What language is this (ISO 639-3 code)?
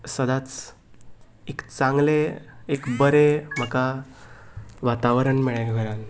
kok